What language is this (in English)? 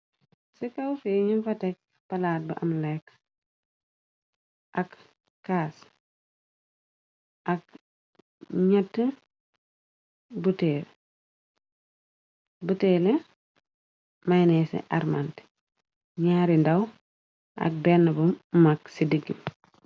Wolof